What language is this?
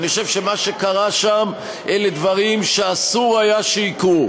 Hebrew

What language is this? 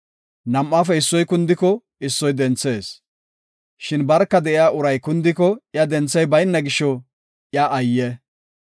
Gofa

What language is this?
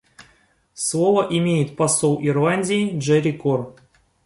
Russian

